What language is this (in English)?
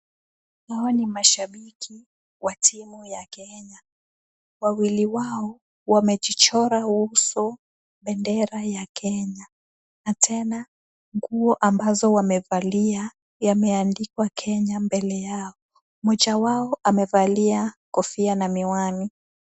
Swahili